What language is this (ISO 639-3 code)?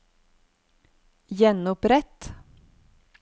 nor